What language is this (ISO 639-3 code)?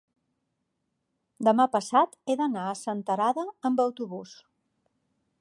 cat